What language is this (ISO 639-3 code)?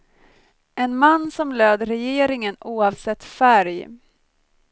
swe